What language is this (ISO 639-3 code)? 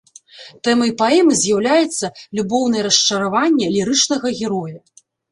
bel